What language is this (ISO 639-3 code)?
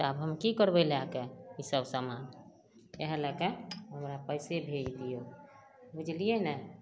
mai